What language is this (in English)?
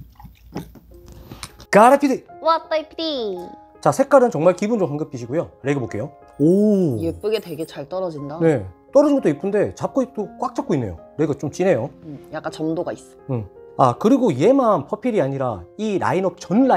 Korean